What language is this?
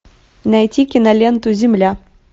Russian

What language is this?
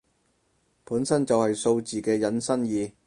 Cantonese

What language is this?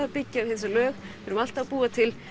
Icelandic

